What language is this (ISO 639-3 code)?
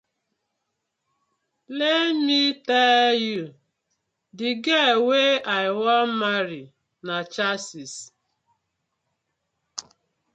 pcm